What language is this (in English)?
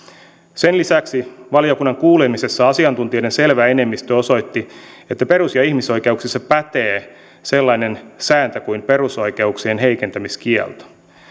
Finnish